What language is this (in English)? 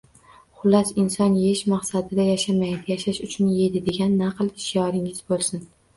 Uzbek